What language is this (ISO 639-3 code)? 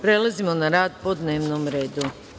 srp